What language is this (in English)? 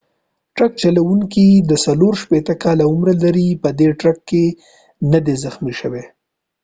Pashto